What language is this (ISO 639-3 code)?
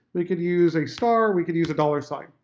eng